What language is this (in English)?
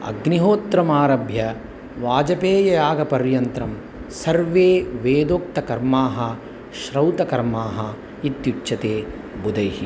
Sanskrit